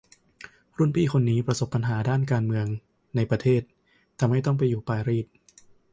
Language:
Thai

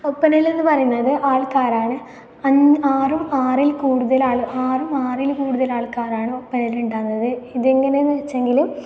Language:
Malayalam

